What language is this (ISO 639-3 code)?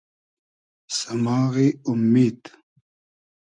haz